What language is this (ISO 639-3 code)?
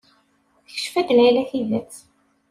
kab